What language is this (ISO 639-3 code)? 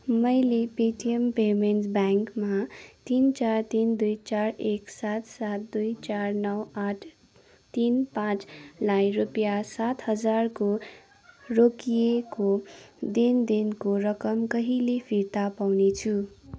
nep